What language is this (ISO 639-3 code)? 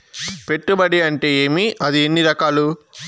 tel